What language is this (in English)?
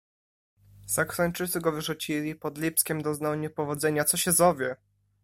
Polish